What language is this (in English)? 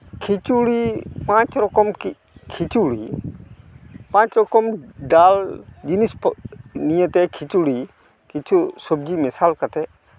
Santali